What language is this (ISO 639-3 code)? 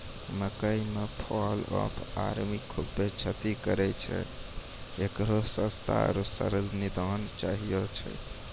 mai